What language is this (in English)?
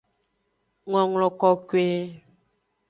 Aja (Benin)